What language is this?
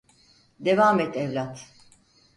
Turkish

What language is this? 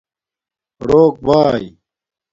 Domaaki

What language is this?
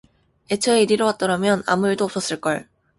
Korean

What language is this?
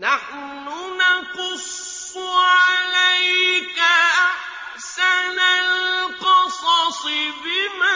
Arabic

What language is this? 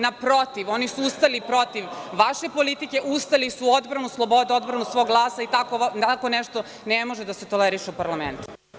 Serbian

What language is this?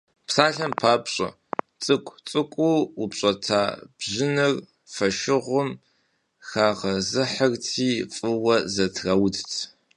Kabardian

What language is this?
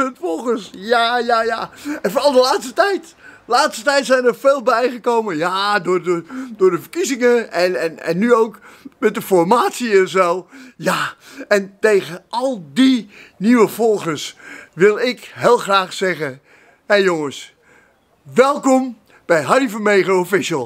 Dutch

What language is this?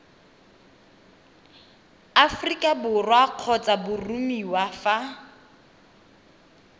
Tswana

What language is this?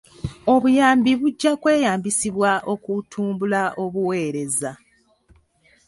Ganda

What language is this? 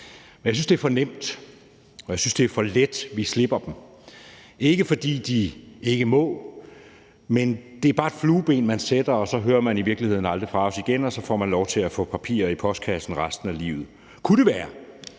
Danish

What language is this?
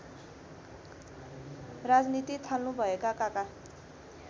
Nepali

